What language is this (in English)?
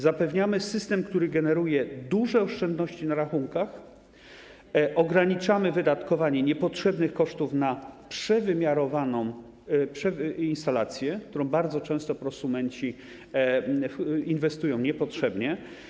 Polish